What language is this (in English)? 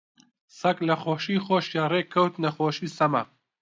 Central Kurdish